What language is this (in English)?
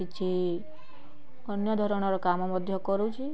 Odia